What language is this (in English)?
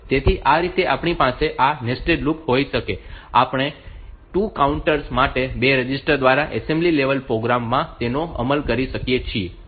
Gujarati